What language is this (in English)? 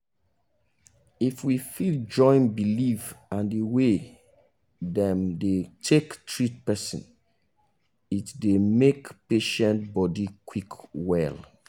Nigerian Pidgin